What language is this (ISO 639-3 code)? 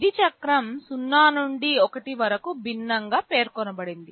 tel